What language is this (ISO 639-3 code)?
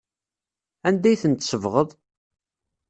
kab